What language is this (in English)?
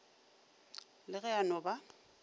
Northern Sotho